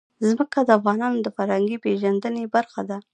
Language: Pashto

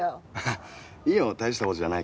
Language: Japanese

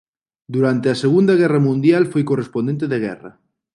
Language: Galician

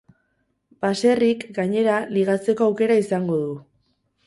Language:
Basque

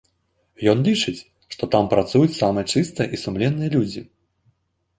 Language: Belarusian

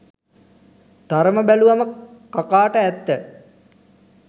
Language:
Sinhala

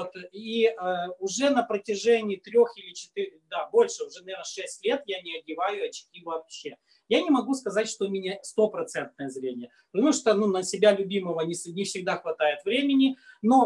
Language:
Russian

